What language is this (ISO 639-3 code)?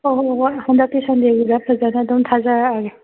mni